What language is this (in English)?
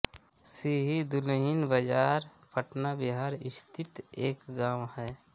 Hindi